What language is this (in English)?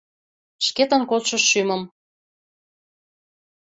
Mari